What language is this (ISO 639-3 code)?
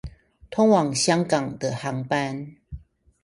zho